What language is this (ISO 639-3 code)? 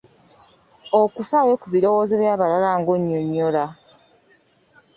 lug